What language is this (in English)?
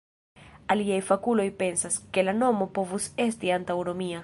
Esperanto